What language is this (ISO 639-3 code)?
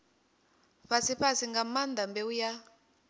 ven